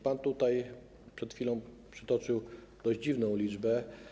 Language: Polish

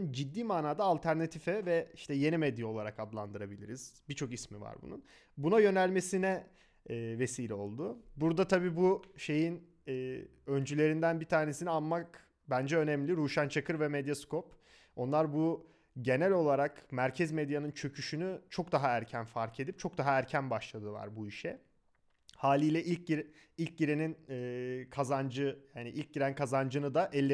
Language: Turkish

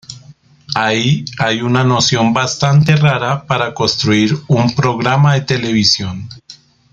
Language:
Spanish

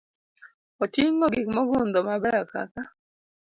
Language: Luo (Kenya and Tanzania)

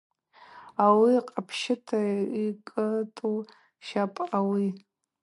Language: Abaza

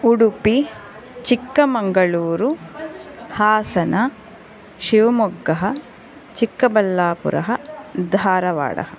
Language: Sanskrit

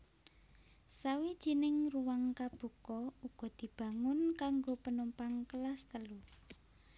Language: Javanese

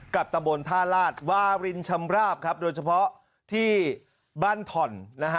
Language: Thai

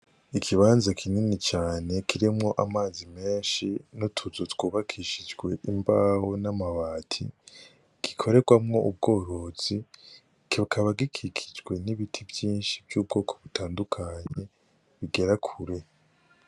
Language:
Rundi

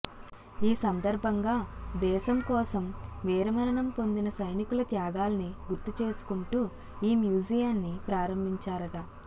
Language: Telugu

